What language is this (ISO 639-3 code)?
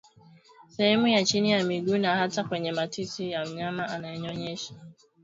swa